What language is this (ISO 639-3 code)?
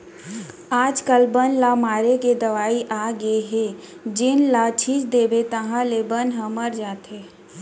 hne